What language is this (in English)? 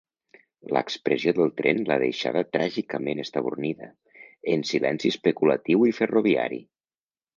Catalan